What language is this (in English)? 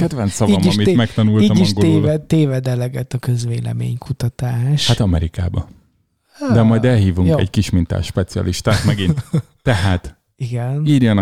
Hungarian